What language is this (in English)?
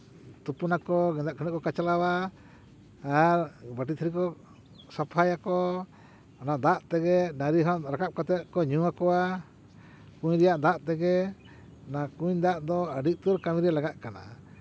Santali